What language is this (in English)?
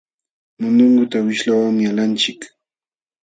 Jauja Wanca Quechua